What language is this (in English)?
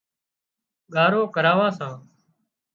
Wadiyara Koli